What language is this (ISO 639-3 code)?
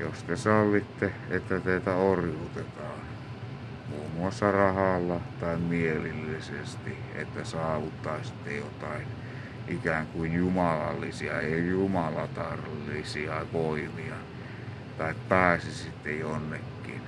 fin